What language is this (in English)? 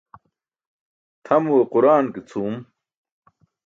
Burushaski